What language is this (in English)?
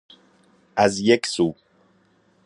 Persian